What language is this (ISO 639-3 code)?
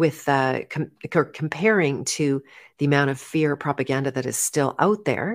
eng